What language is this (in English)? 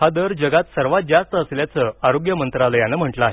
Marathi